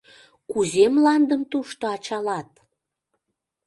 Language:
Mari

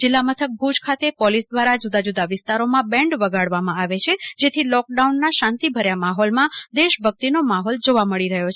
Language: Gujarati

